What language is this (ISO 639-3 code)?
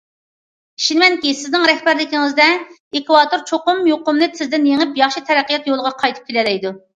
uig